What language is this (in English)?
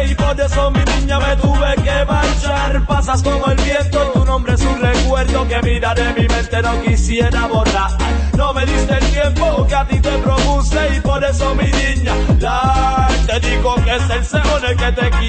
Arabic